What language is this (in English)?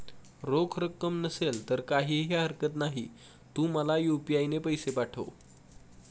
Marathi